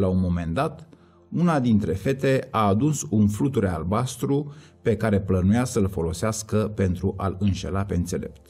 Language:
Romanian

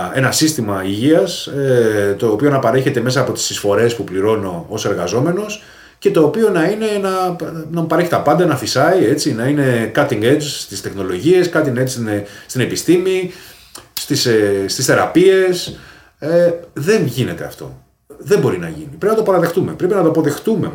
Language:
Greek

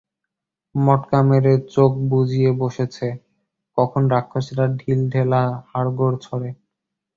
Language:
Bangla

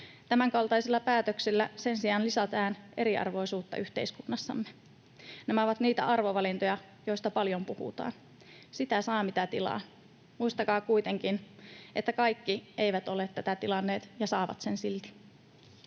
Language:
Finnish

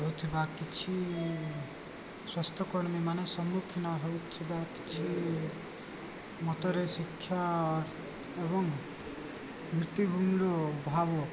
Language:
Odia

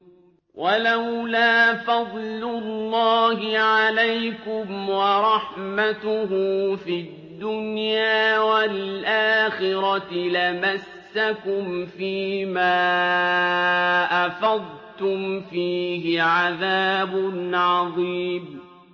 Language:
Arabic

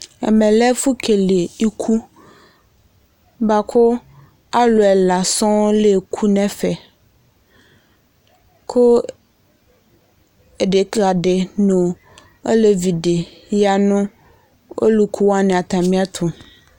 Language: Ikposo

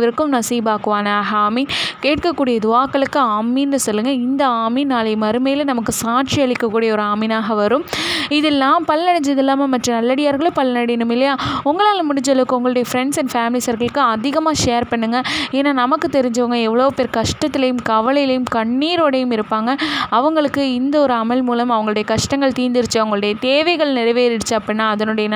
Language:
Arabic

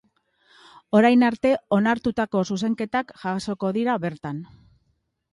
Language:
Basque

